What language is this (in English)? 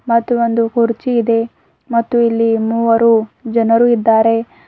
Kannada